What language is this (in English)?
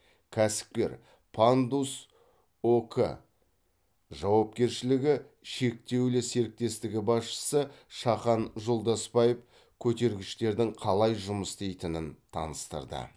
Kazakh